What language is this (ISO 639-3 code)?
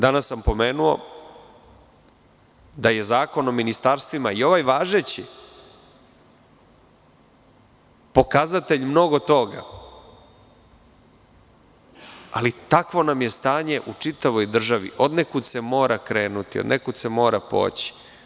srp